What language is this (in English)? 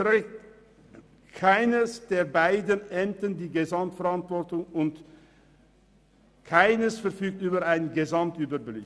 Swiss German